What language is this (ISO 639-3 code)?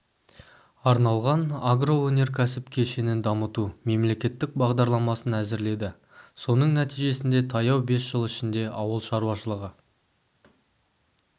kaz